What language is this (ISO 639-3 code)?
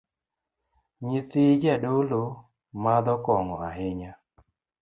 luo